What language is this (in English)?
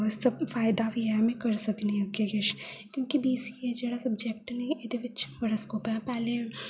Dogri